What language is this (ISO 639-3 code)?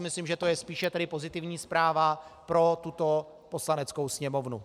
ces